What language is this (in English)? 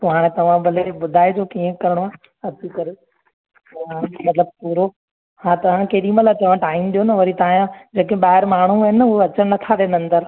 Sindhi